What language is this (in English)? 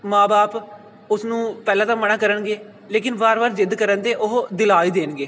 Punjabi